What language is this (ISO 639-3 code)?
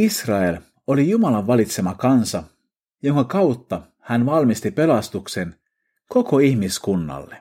fin